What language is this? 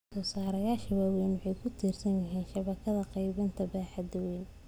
Somali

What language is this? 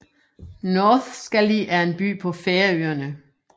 Danish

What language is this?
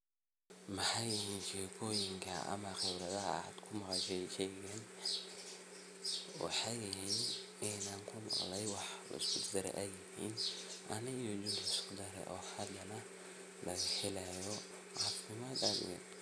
Somali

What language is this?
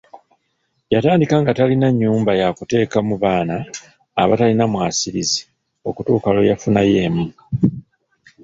Ganda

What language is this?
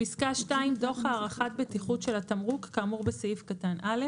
Hebrew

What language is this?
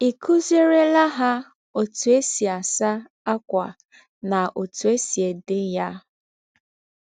Igbo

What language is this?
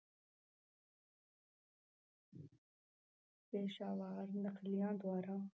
Punjabi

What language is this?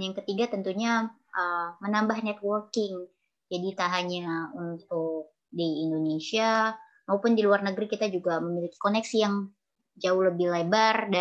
Indonesian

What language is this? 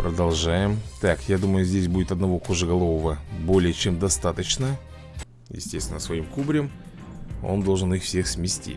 Russian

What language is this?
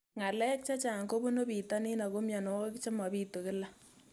Kalenjin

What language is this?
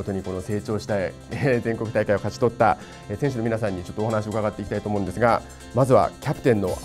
Japanese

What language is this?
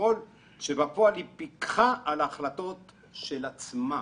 Hebrew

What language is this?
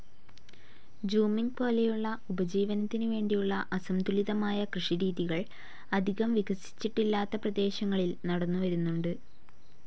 Malayalam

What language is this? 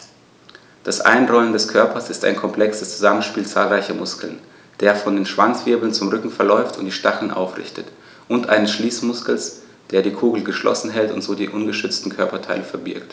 German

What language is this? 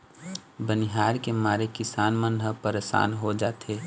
Chhattisgarhi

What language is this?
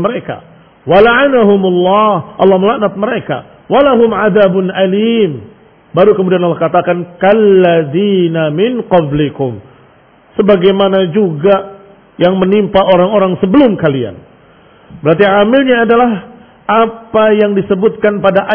Indonesian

